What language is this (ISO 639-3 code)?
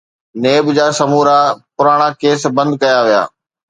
snd